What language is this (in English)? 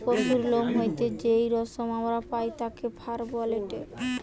Bangla